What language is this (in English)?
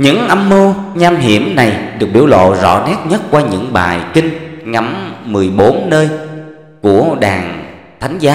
Vietnamese